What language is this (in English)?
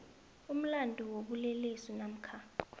South Ndebele